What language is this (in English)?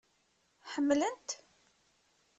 Kabyle